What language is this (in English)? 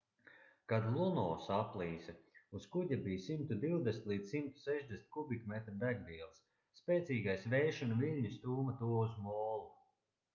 Latvian